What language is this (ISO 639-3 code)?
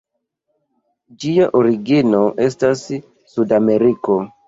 epo